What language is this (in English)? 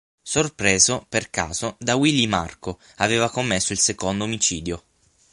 Italian